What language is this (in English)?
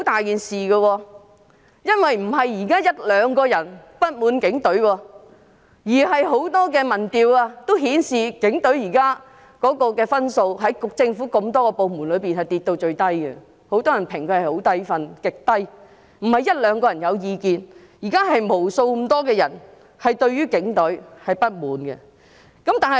Cantonese